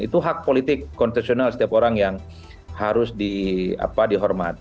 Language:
Indonesian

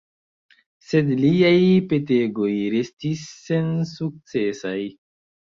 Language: Esperanto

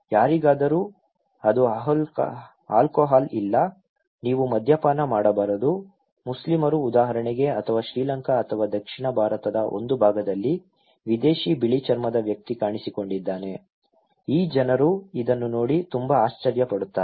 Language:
Kannada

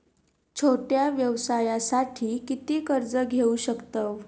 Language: Marathi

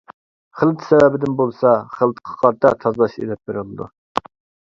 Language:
Uyghur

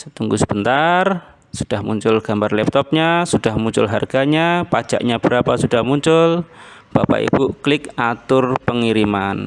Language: Indonesian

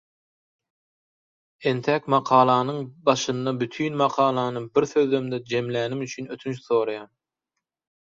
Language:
Turkmen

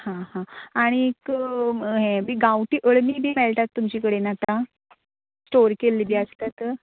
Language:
Konkani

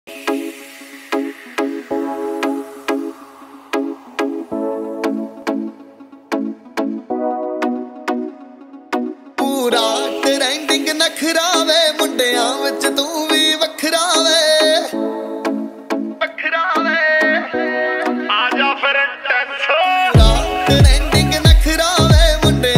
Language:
Portuguese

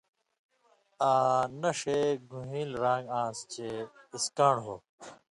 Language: Indus Kohistani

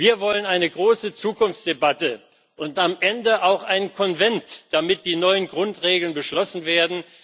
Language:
German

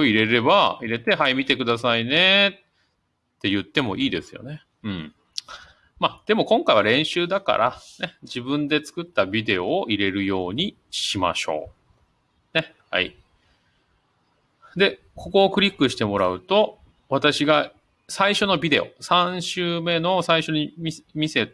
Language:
Japanese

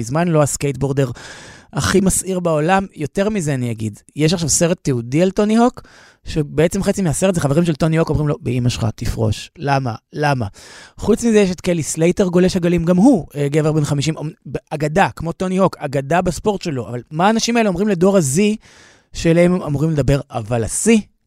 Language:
Hebrew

